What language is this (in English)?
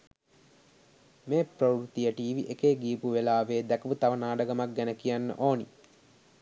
Sinhala